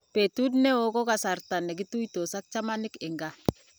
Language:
Kalenjin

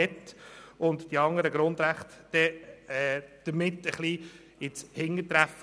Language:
Swiss German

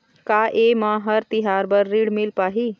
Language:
Chhattisgarhi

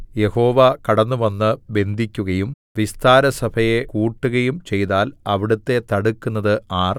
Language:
Malayalam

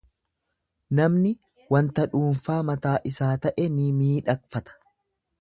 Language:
Oromo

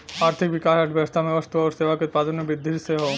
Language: Bhojpuri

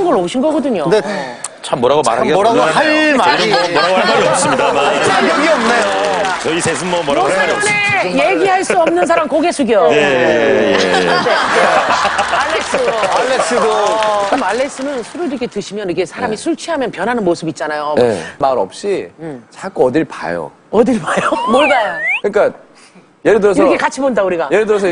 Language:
Korean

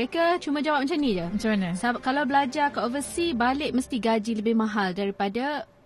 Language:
Malay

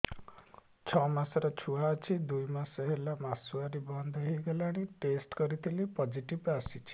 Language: Odia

